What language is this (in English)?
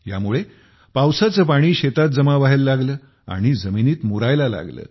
Marathi